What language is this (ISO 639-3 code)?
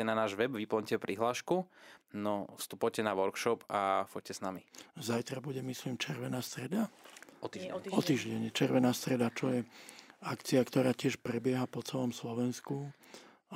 slk